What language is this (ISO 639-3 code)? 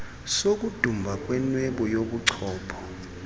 xho